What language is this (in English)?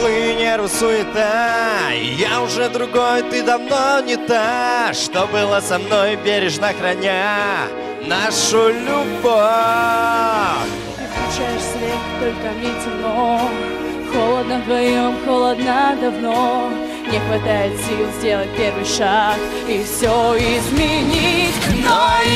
Ukrainian